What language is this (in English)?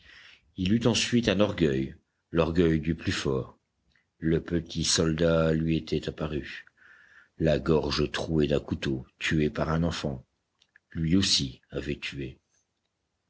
French